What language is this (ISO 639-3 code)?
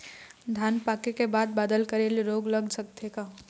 hne